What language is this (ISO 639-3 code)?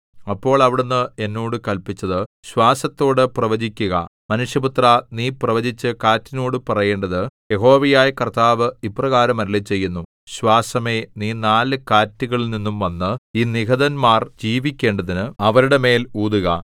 mal